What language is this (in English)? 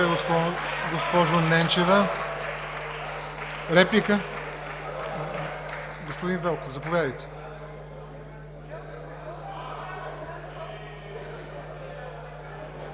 Bulgarian